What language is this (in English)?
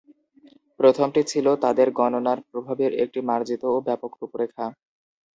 Bangla